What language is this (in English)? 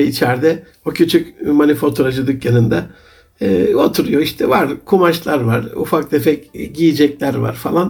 Turkish